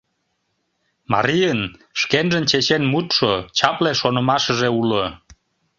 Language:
Mari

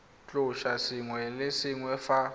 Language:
Tswana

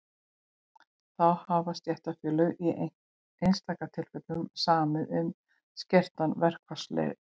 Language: Icelandic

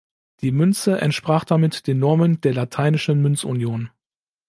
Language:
German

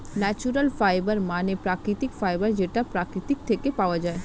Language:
Bangla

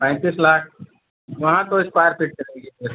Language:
Hindi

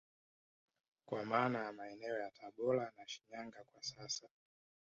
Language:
Swahili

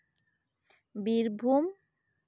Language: Santali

